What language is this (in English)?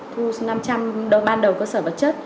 Vietnamese